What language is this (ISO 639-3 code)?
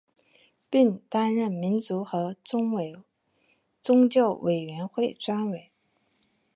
zho